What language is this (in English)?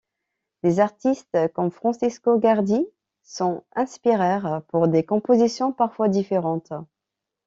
French